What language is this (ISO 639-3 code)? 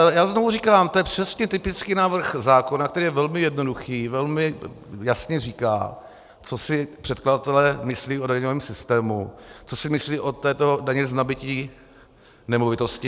ces